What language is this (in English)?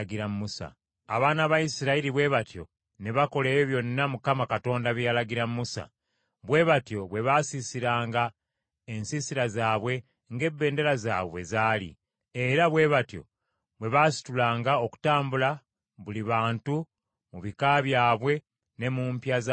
Ganda